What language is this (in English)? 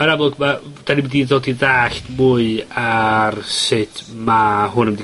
Welsh